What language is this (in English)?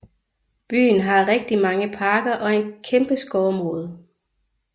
Danish